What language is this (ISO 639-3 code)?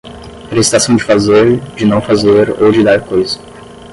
por